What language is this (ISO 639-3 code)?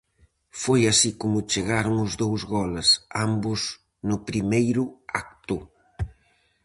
glg